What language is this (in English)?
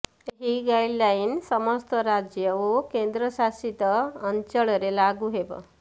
Odia